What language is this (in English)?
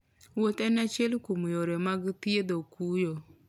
Luo (Kenya and Tanzania)